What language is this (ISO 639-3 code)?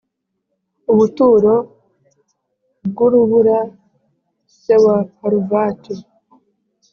kin